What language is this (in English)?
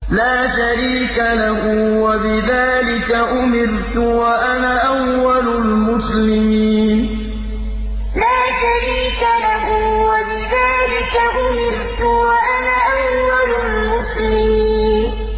Arabic